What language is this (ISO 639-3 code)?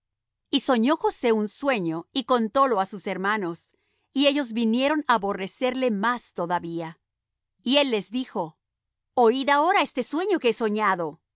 spa